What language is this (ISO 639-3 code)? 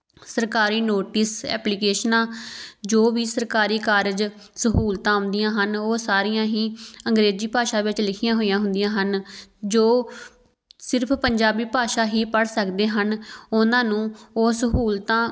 pan